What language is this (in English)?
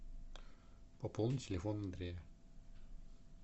Russian